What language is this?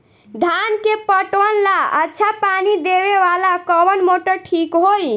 Bhojpuri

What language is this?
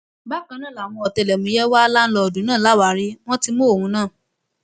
Yoruba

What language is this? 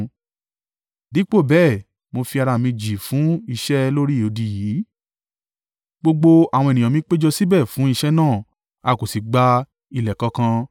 Yoruba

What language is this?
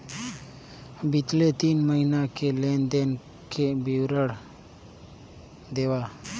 Chhattisgarhi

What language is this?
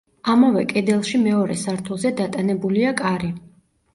Georgian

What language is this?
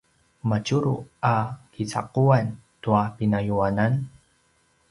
Paiwan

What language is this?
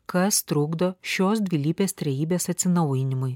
Lithuanian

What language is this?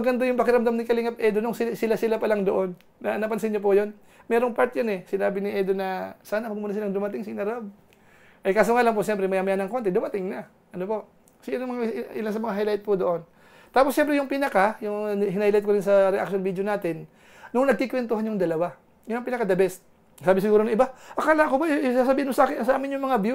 Filipino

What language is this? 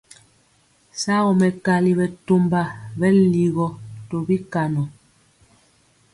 Mpiemo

